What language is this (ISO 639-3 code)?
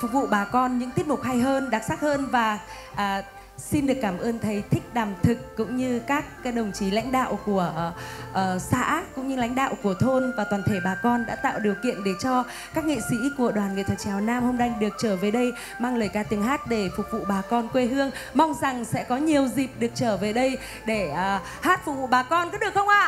vie